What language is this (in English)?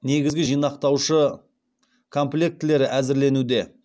Kazakh